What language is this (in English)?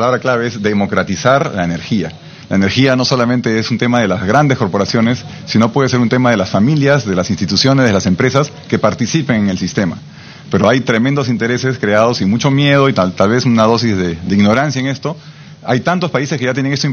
Spanish